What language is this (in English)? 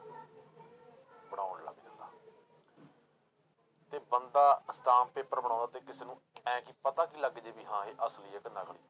Punjabi